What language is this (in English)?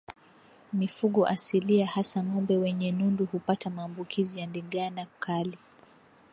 Swahili